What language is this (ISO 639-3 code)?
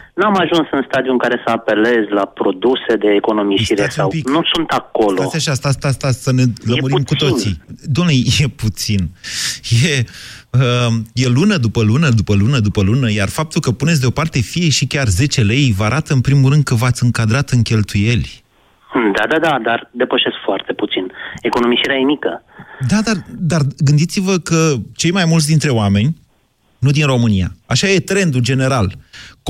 ron